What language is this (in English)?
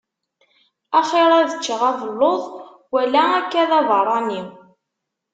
Kabyle